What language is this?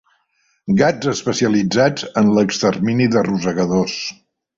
Catalan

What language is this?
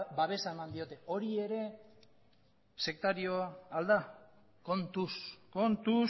Basque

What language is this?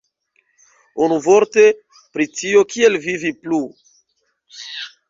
Esperanto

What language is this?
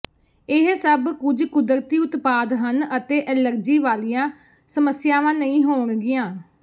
Punjabi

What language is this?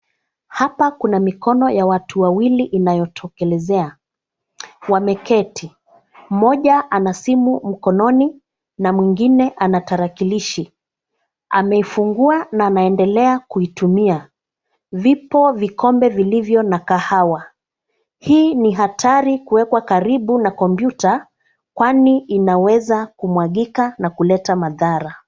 Swahili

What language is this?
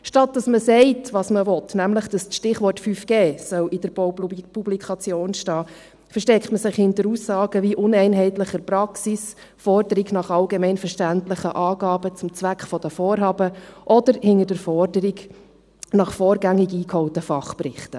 Swiss German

